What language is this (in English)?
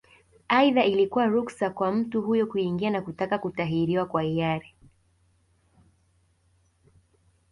Swahili